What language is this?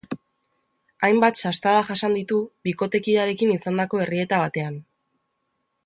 Basque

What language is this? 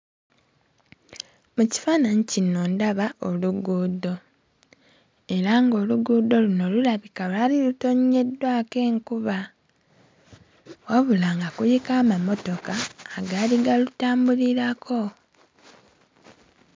Ganda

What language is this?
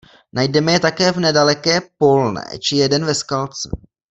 Czech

